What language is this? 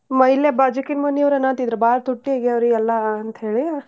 Kannada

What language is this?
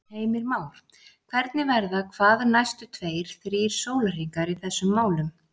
Icelandic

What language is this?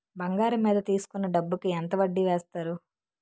Telugu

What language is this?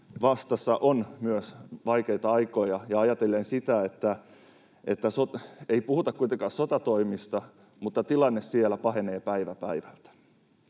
Finnish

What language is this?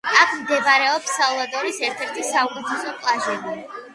Georgian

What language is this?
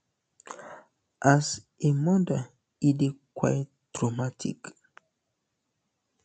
Nigerian Pidgin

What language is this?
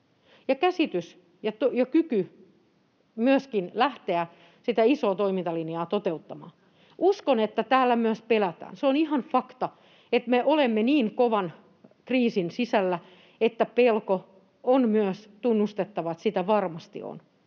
Finnish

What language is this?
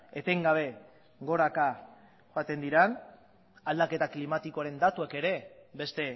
Basque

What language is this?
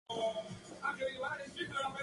Spanish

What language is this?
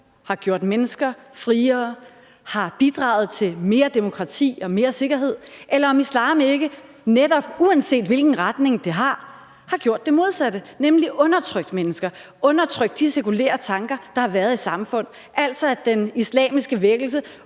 Danish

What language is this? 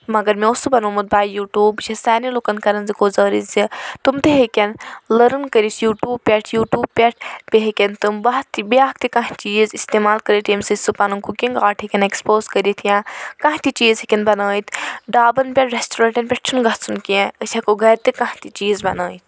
Kashmiri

